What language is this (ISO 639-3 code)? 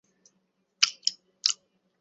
ben